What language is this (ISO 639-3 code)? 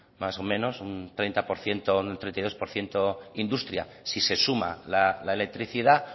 spa